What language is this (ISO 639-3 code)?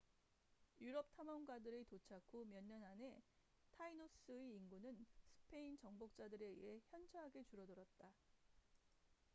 kor